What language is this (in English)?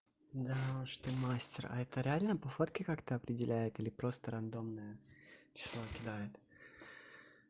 Russian